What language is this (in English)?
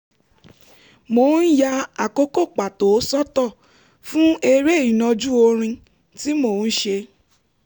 Yoruba